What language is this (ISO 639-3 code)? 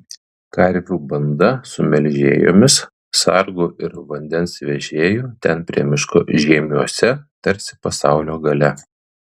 lit